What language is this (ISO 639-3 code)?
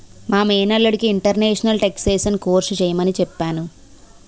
tel